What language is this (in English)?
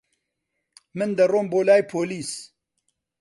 Central Kurdish